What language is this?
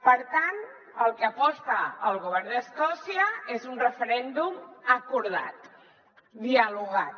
Catalan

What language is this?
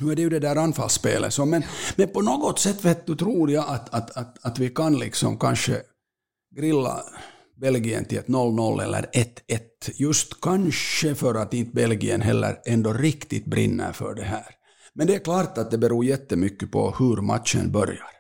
Swedish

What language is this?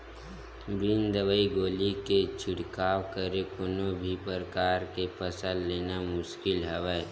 Chhattisgarhi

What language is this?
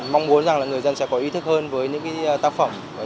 Vietnamese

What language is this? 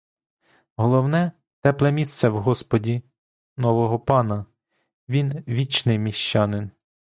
Ukrainian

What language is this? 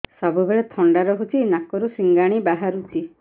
Odia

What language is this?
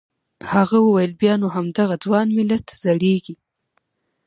Pashto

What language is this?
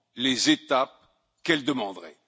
French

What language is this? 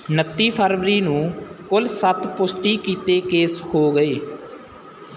Punjabi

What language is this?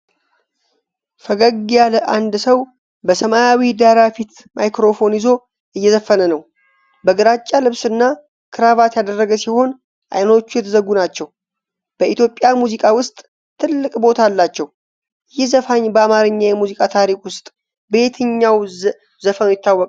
Amharic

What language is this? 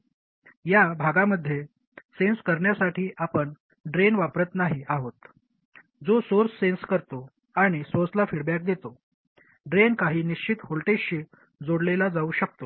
Marathi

